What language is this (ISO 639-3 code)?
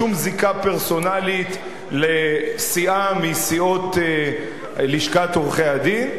heb